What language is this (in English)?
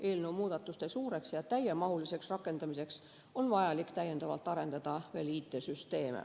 Estonian